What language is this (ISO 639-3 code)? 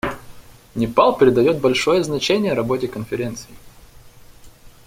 rus